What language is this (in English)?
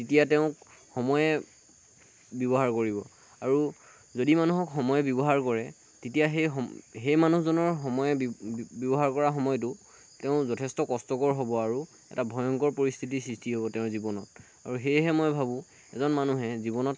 Assamese